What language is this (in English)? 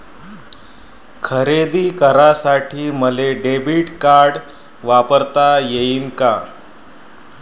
Marathi